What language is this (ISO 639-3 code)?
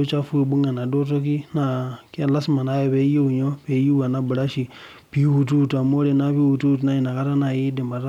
mas